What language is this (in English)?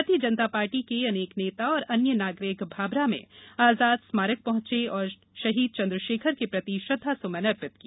Hindi